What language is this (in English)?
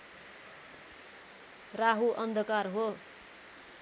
Nepali